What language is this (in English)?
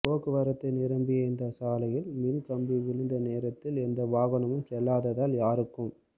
Tamil